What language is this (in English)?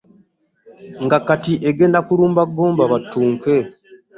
Ganda